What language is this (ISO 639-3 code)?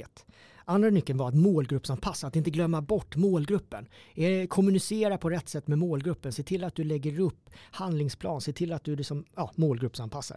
swe